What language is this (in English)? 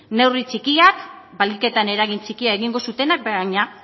Basque